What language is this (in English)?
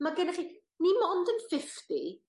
Welsh